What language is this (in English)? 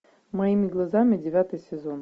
Russian